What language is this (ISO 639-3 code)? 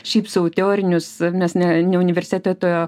lit